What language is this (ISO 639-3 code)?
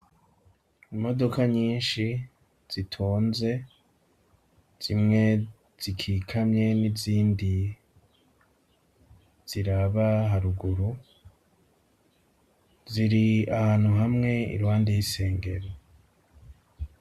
run